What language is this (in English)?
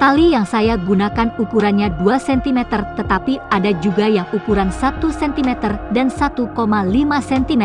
Indonesian